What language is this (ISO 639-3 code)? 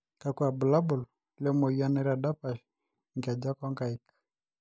mas